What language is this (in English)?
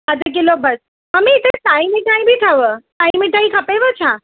Sindhi